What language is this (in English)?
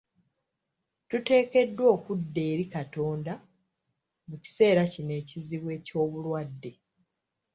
Ganda